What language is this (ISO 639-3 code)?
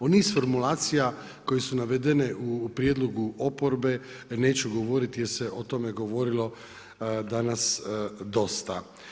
hrv